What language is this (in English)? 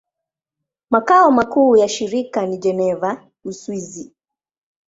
Swahili